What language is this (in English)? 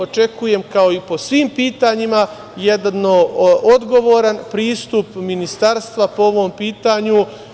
Serbian